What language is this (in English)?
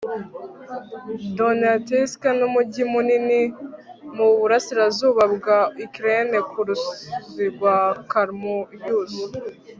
Kinyarwanda